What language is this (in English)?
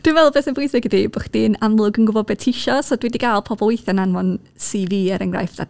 Welsh